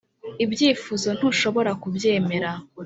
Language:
Kinyarwanda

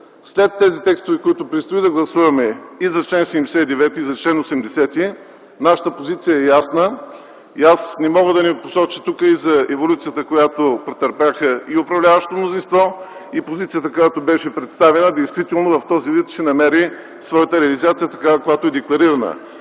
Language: Bulgarian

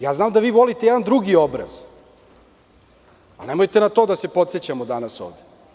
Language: Serbian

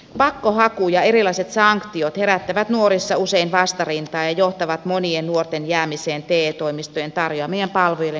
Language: Finnish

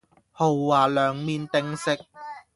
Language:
Cantonese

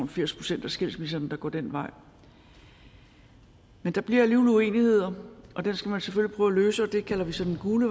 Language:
Danish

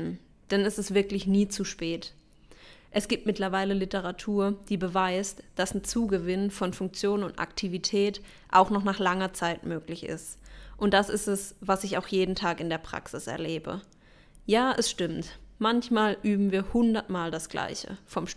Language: German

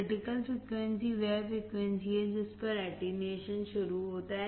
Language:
Hindi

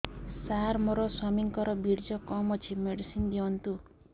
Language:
Odia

